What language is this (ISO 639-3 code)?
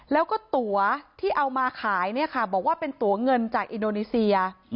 tha